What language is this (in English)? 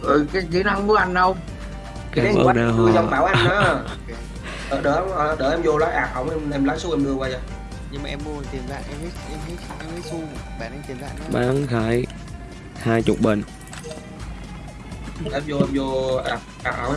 Vietnamese